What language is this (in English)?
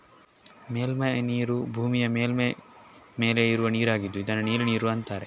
Kannada